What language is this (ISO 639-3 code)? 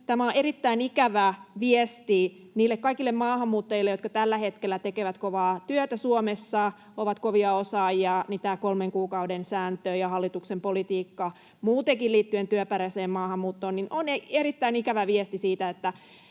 fin